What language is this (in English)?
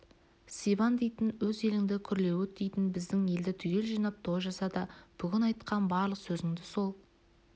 Kazakh